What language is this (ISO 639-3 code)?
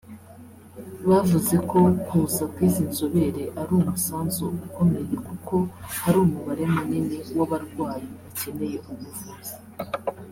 kin